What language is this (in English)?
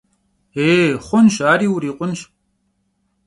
Kabardian